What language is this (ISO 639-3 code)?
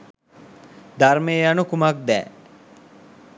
sin